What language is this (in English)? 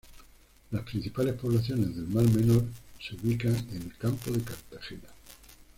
Spanish